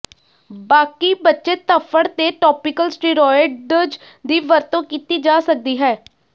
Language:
Punjabi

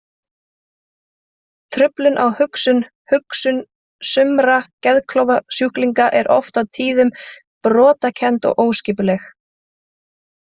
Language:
Icelandic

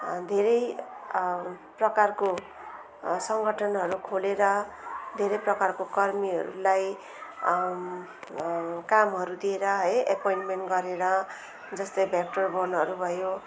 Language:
Nepali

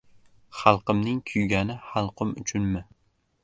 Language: Uzbek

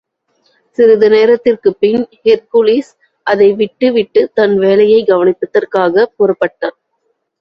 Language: Tamil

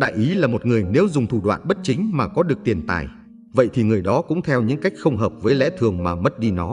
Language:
Vietnamese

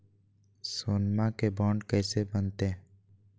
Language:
Magahi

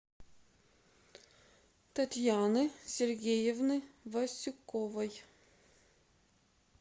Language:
Russian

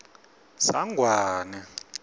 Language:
Swati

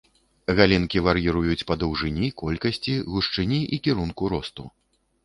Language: Belarusian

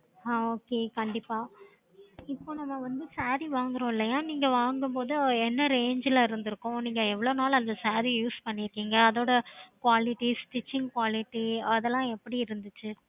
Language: Tamil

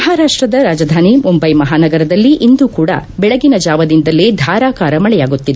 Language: Kannada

